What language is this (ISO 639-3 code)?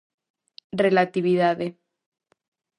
glg